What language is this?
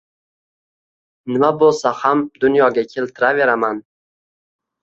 Uzbek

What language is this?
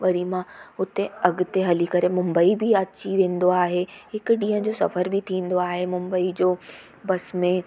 Sindhi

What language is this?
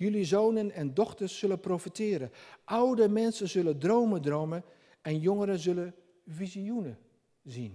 Dutch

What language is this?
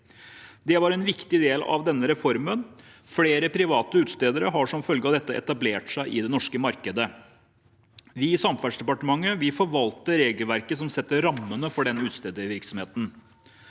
Norwegian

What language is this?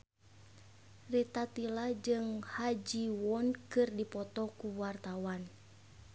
Sundanese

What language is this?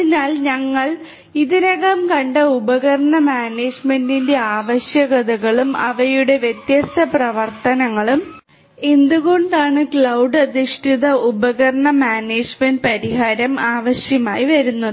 Malayalam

